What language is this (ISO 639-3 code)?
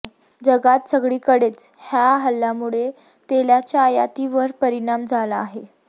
mar